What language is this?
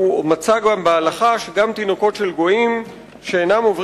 Hebrew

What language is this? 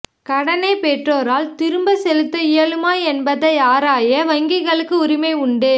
Tamil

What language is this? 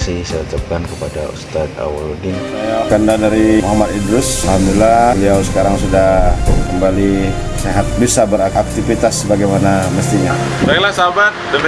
Indonesian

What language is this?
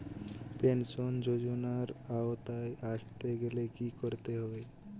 Bangla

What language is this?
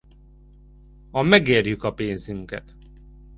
Hungarian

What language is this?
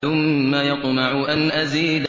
Arabic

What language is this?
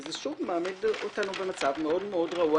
Hebrew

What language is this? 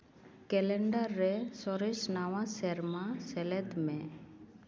Santali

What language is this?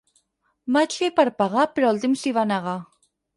Catalan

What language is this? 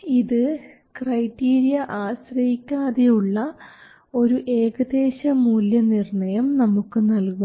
Malayalam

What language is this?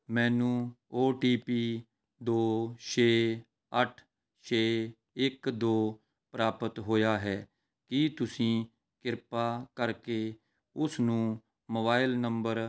Punjabi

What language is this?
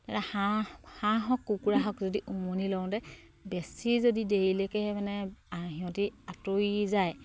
Assamese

